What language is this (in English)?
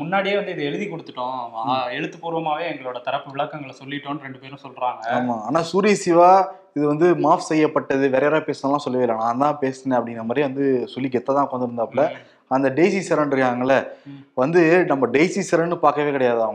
Tamil